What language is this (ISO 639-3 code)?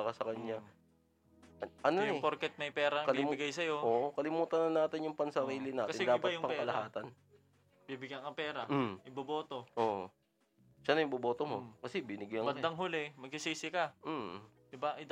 fil